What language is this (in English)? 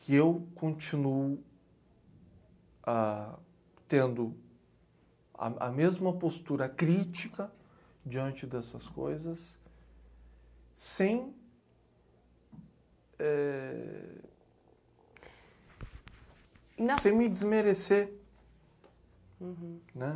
Portuguese